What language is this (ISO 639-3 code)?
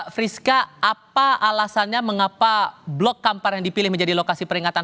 ind